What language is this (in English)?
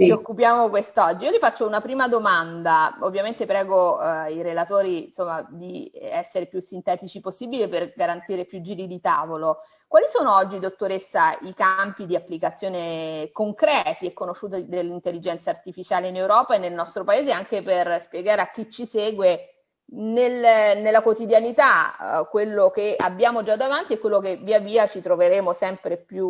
Italian